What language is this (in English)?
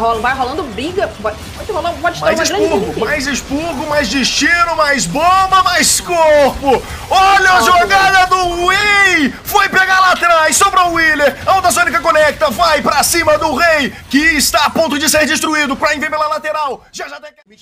Portuguese